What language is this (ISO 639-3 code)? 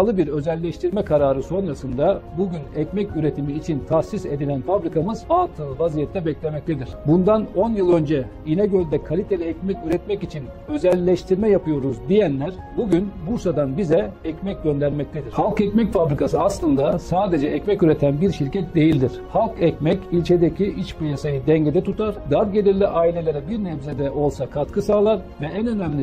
tur